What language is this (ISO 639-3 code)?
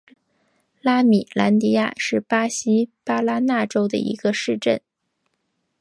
zho